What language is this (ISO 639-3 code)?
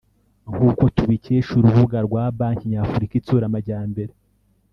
kin